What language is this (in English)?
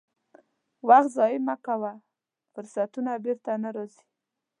Pashto